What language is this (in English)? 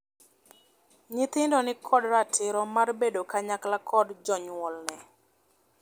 Luo (Kenya and Tanzania)